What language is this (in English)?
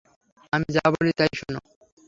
Bangla